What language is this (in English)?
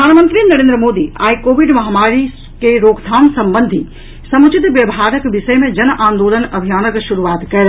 Maithili